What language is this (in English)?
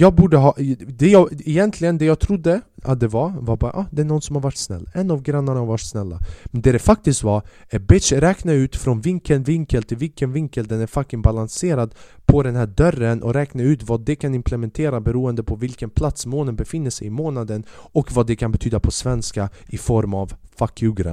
Swedish